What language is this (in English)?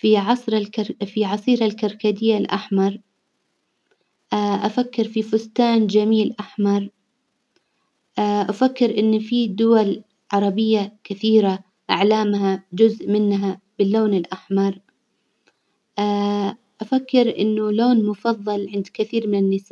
Hijazi Arabic